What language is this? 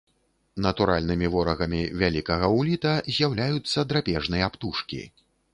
Belarusian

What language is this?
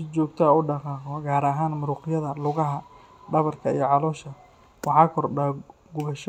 Somali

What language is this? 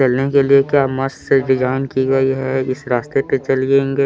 Hindi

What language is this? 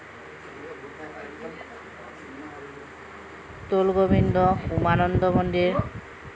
Assamese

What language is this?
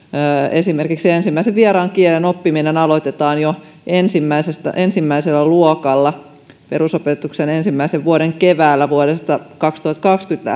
Finnish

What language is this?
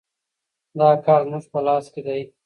Pashto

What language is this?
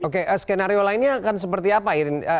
Indonesian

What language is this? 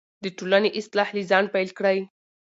Pashto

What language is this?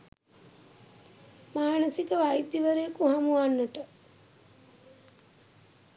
Sinhala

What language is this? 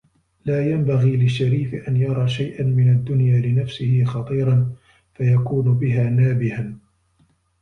Arabic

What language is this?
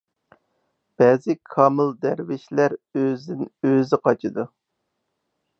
Uyghur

